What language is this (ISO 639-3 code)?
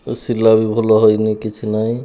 ori